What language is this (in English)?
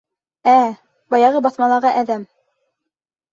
Bashkir